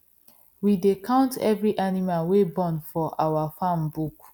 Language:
Nigerian Pidgin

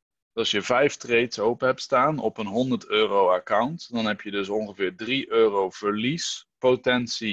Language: Dutch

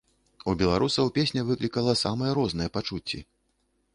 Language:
Belarusian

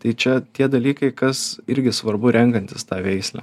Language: Lithuanian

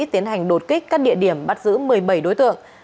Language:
Vietnamese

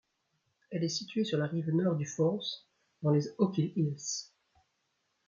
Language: French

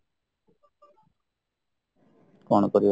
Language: Odia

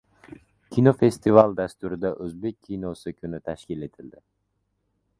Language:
Uzbek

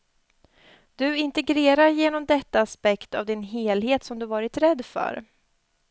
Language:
Swedish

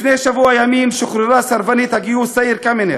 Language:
Hebrew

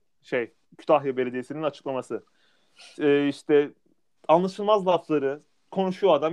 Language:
Turkish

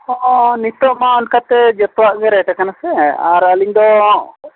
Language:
Santali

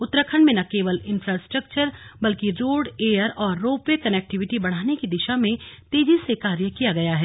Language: Hindi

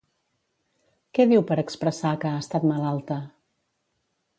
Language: Catalan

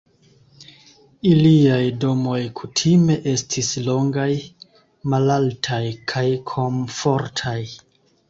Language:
Esperanto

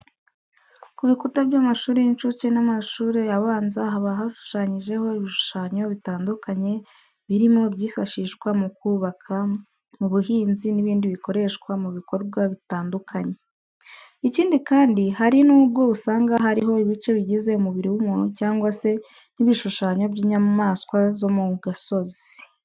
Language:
Kinyarwanda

